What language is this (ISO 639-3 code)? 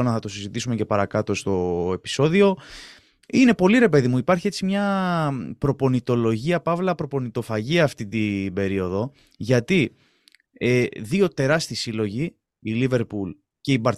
ell